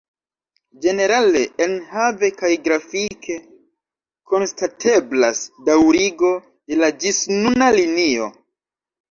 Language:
Esperanto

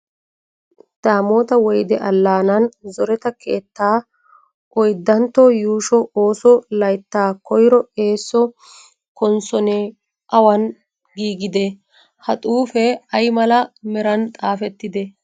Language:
Wolaytta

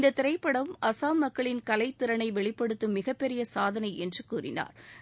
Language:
Tamil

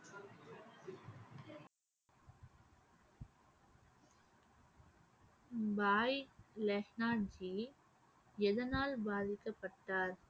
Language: Tamil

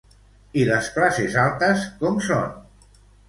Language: Catalan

